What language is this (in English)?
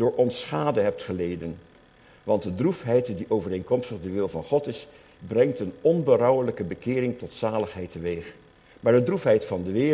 Dutch